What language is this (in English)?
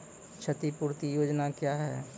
Maithili